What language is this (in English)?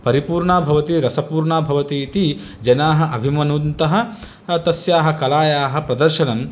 Sanskrit